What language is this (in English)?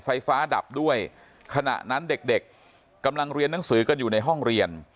Thai